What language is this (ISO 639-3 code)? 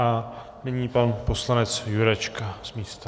ces